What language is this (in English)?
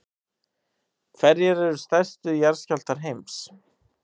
Icelandic